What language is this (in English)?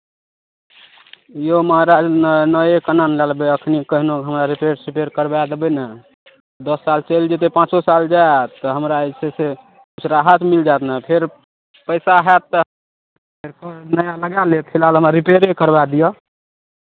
Maithili